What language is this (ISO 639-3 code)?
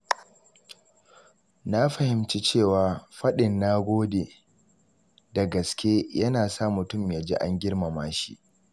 hau